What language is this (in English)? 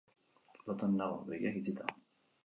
Basque